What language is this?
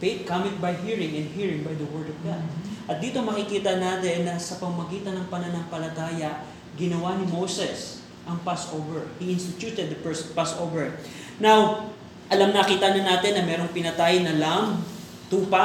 Filipino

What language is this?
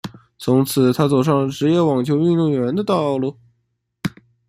Chinese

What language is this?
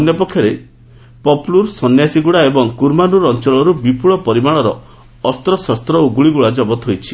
Odia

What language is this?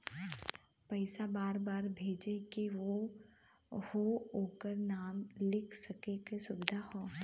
Bhojpuri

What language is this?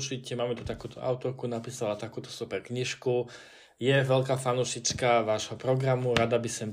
Slovak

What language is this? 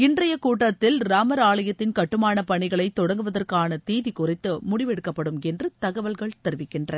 Tamil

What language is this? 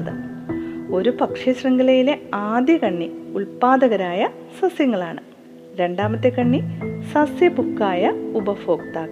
Malayalam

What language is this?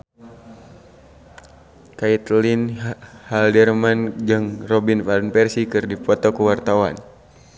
Sundanese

